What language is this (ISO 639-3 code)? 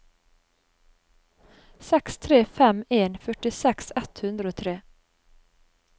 nor